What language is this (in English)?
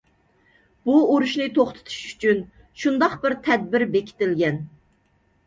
Uyghur